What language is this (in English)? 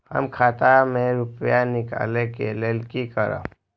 Maithili